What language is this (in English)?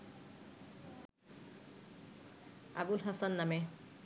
Bangla